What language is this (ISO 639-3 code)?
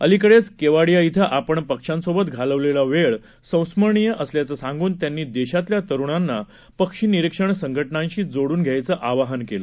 mar